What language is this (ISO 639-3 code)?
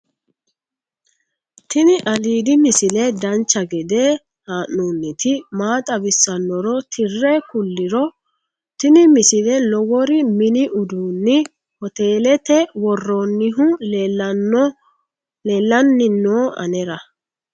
sid